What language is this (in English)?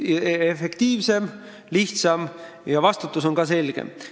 Estonian